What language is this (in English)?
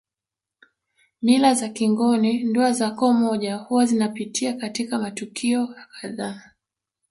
Swahili